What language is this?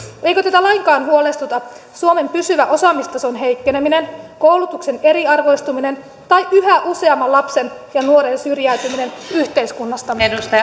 Finnish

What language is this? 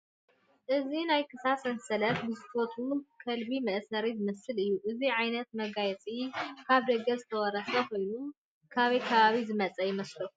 Tigrinya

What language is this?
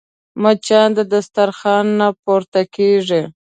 Pashto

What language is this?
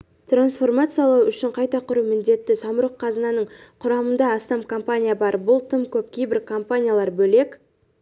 Kazakh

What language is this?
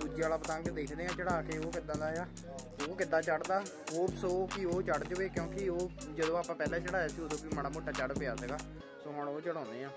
Punjabi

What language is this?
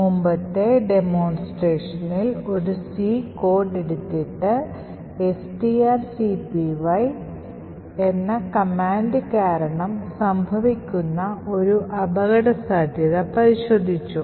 Malayalam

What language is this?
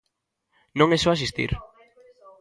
Galician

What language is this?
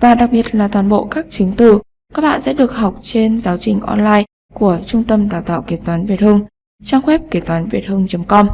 Vietnamese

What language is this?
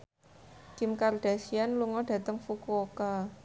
Javanese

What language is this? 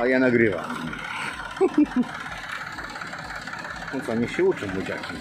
Polish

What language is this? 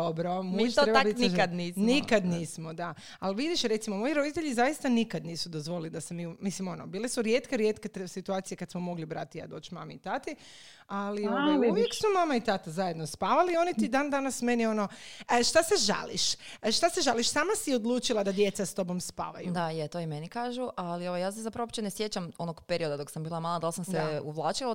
Croatian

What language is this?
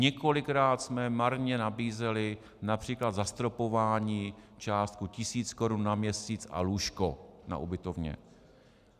Czech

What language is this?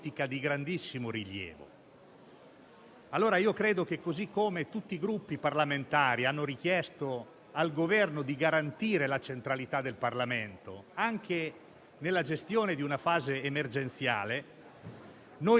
Italian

